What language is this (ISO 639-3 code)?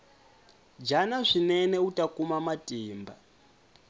tso